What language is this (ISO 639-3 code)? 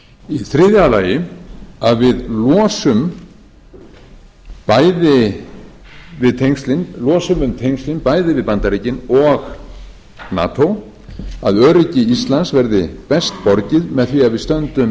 isl